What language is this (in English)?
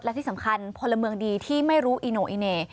Thai